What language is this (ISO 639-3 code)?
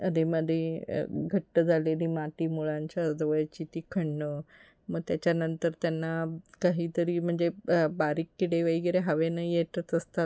mar